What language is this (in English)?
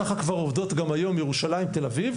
Hebrew